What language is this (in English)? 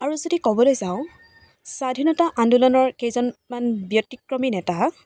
Assamese